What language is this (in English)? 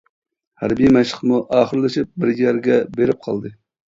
Uyghur